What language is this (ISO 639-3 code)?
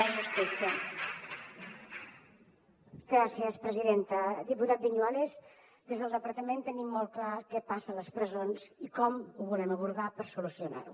cat